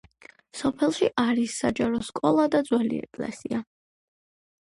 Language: Georgian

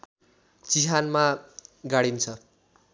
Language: Nepali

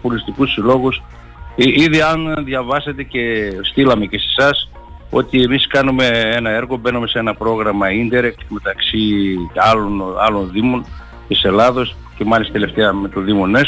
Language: Greek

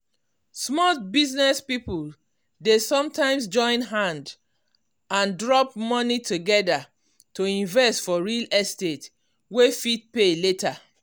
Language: Nigerian Pidgin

